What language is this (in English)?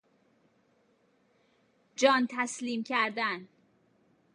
Persian